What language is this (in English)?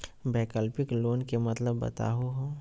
Magahi